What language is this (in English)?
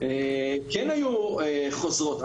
Hebrew